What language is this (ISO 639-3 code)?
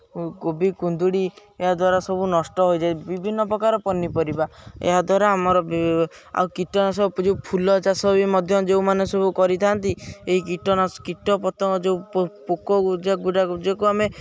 ori